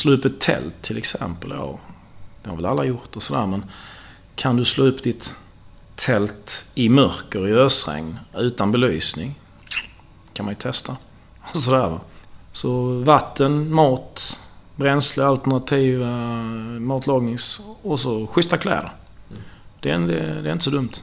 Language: Swedish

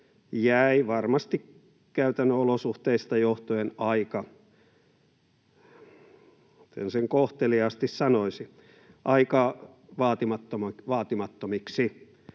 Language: Finnish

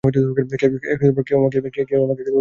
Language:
Bangla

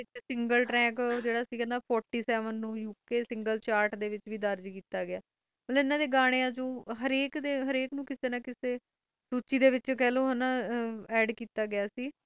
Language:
Punjabi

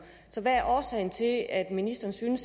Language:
Danish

